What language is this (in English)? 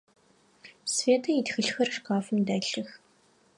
Adyghe